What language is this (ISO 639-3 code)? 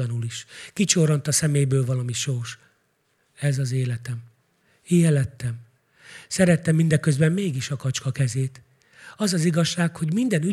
hun